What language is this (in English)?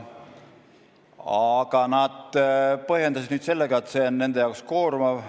Estonian